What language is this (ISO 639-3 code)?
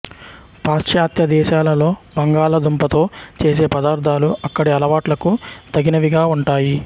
tel